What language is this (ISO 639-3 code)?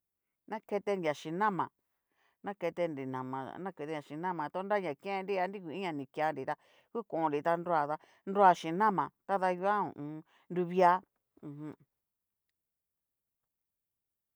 miu